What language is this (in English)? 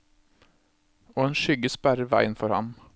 Norwegian